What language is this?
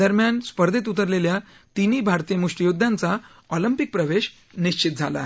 Marathi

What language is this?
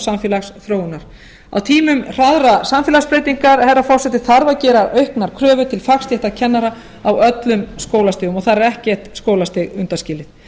Icelandic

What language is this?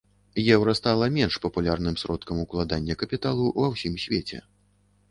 Belarusian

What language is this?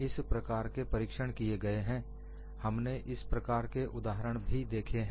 Hindi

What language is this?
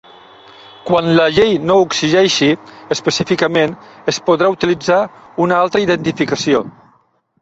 Catalan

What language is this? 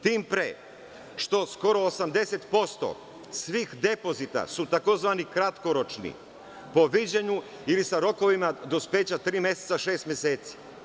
Serbian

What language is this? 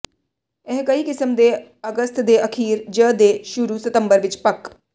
Punjabi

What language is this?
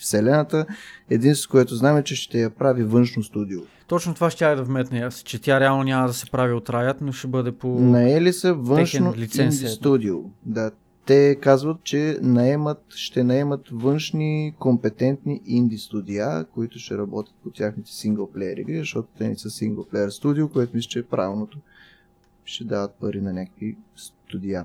Bulgarian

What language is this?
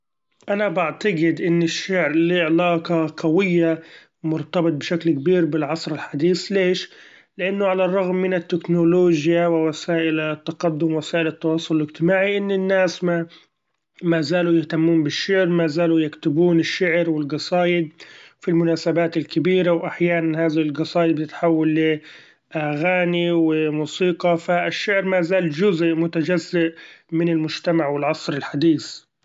Gulf Arabic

